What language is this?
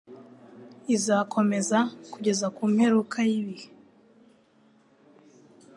Kinyarwanda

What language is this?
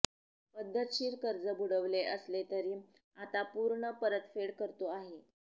Marathi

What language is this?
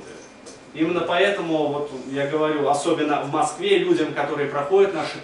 Russian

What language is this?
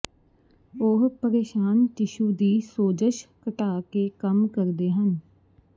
Punjabi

